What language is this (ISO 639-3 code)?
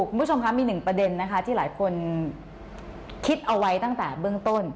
tha